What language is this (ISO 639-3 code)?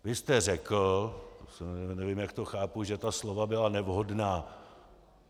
ces